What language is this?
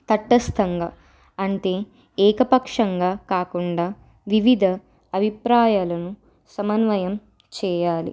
Telugu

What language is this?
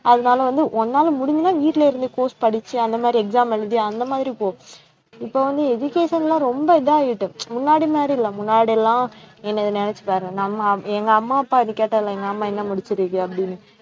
Tamil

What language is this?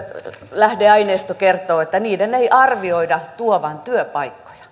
Finnish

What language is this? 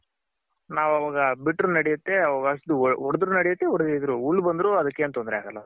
Kannada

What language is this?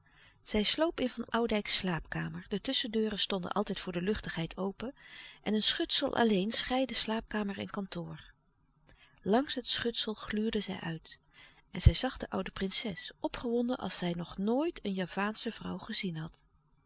Dutch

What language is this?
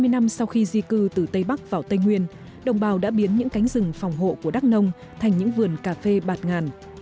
Vietnamese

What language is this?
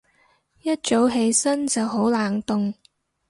Cantonese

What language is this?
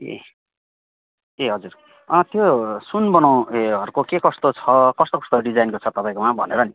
Nepali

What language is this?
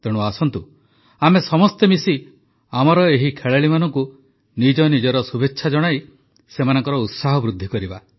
Odia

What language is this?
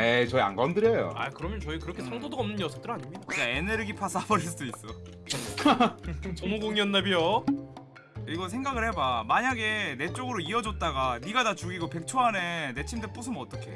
Korean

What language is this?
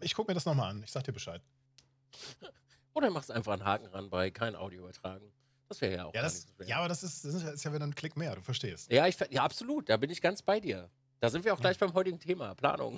German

